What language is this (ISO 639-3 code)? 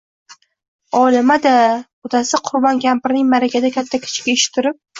uzb